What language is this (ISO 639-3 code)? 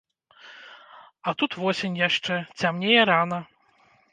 bel